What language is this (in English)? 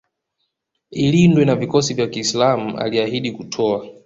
Swahili